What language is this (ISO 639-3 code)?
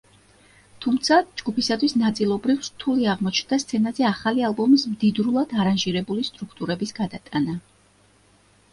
kat